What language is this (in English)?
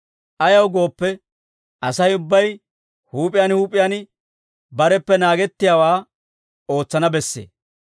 Dawro